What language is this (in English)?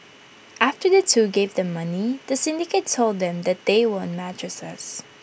English